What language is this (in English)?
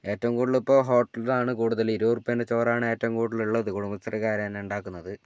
Malayalam